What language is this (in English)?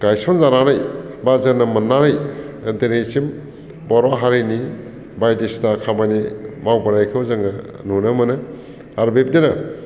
Bodo